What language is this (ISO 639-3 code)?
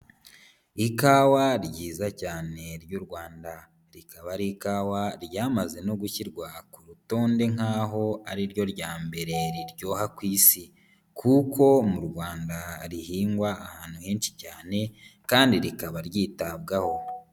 kin